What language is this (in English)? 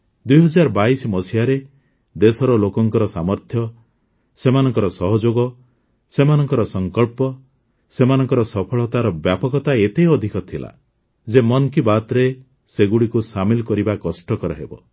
Odia